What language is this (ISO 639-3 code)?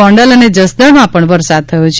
guj